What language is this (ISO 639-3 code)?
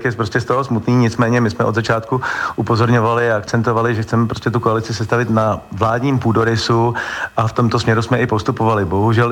ces